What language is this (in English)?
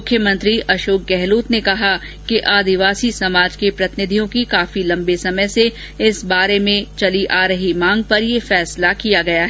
Hindi